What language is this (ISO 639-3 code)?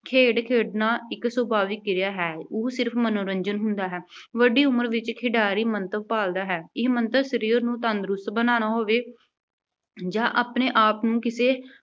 pan